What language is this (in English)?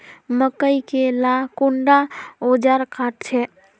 Magahi